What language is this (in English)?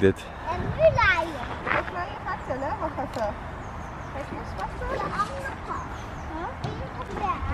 Dutch